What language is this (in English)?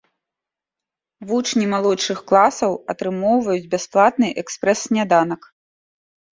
Belarusian